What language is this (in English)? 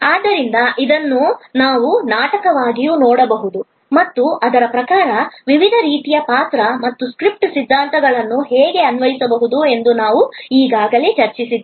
Kannada